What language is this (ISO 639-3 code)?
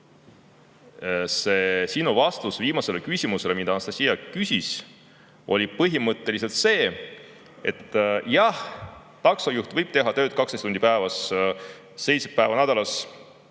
est